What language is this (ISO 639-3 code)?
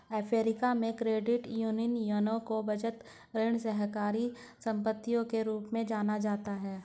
hin